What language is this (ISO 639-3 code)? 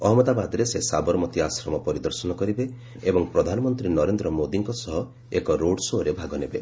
ori